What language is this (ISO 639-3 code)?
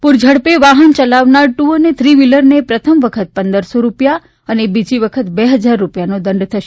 guj